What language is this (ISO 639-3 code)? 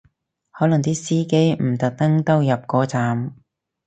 yue